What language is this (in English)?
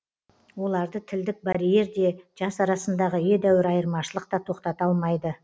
Kazakh